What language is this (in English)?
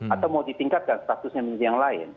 Indonesian